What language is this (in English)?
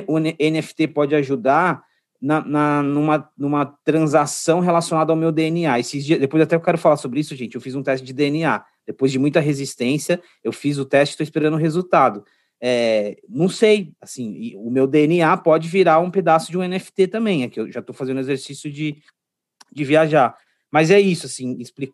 Portuguese